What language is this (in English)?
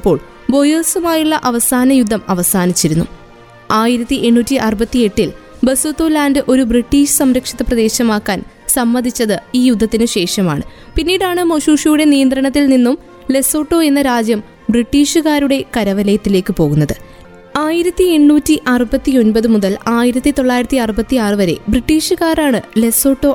Malayalam